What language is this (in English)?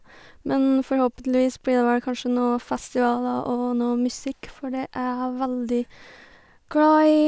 Norwegian